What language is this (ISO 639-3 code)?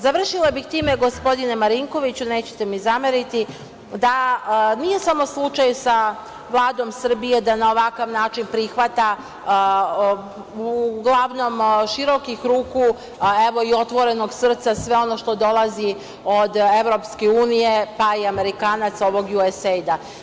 srp